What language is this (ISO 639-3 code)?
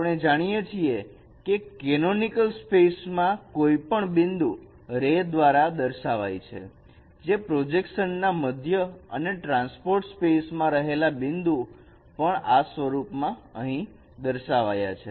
guj